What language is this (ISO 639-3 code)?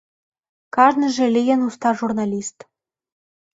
chm